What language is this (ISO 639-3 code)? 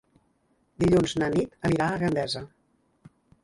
cat